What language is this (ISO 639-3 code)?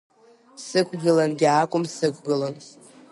abk